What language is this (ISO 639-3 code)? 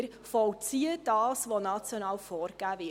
gsw